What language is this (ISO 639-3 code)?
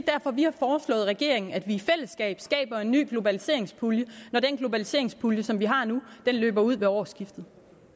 dan